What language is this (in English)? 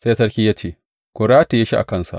Hausa